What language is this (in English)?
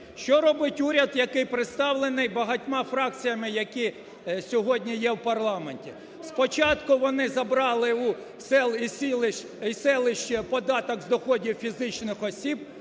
Ukrainian